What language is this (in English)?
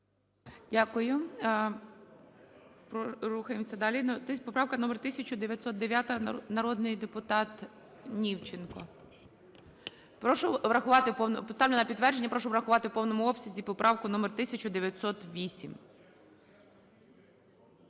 Ukrainian